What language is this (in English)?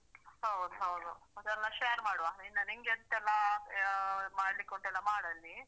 Kannada